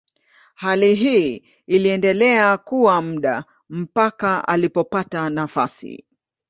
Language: Swahili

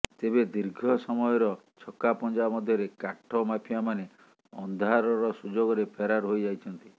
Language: Odia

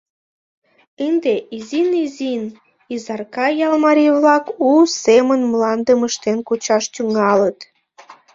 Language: Mari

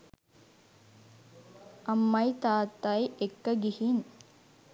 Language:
Sinhala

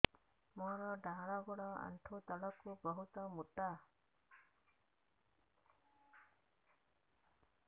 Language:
Odia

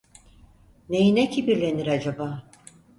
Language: Turkish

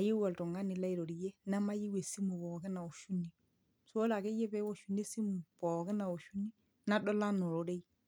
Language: Masai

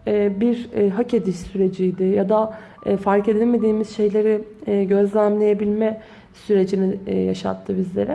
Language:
Turkish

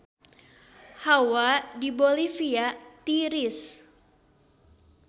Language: Sundanese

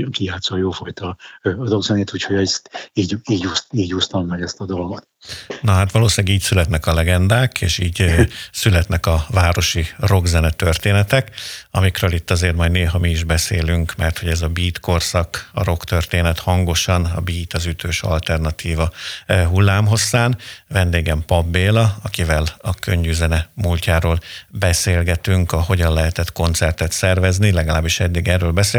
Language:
Hungarian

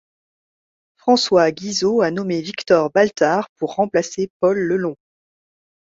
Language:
French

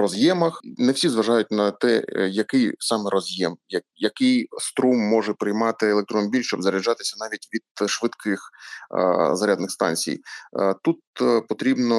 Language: Ukrainian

